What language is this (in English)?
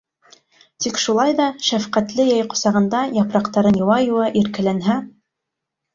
Bashkir